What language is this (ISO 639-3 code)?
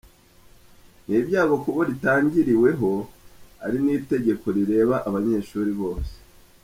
kin